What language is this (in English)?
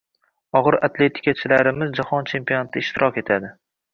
Uzbek